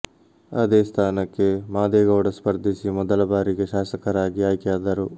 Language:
Kannada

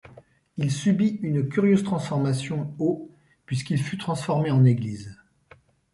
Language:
French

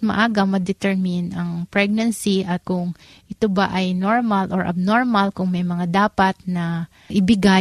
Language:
Filipino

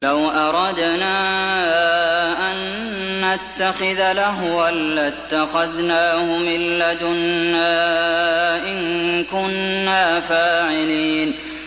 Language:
Arabic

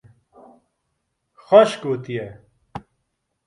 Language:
Kurdish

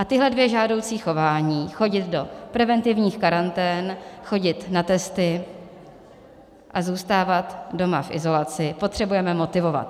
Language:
Czech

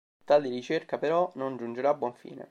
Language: Italian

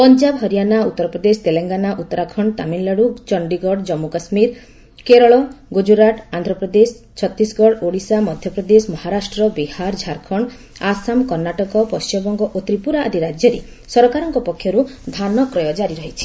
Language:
Odia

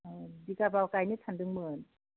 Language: Bodo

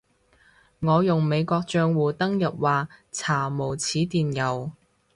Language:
Cantonese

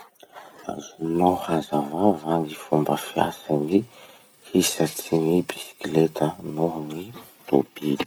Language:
Masikoro Malagasy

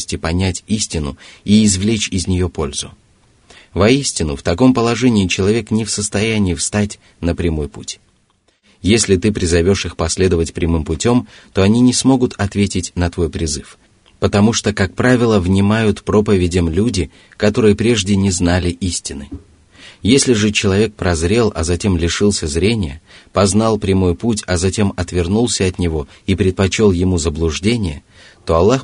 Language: Russian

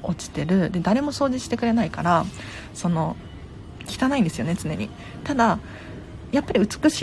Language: Japanese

